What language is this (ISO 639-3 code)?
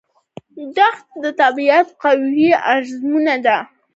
pus